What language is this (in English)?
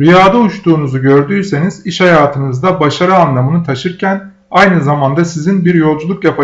Turkish